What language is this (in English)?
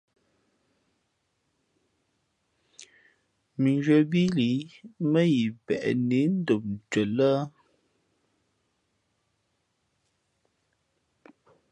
Fe'fe'